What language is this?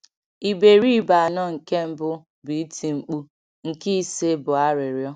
Igbo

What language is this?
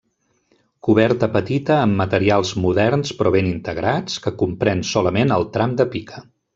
Catalan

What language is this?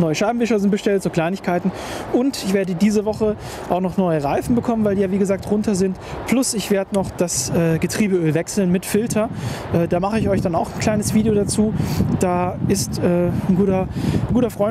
German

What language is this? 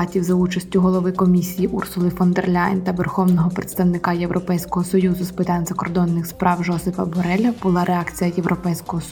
Ukrainian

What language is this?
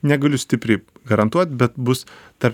Lithuanian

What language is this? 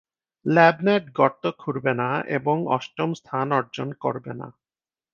Bangla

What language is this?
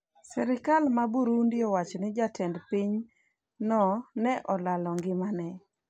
Luo (Kenya and Tanzania)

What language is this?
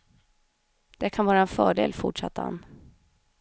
Swedish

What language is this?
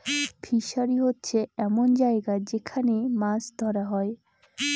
Bangla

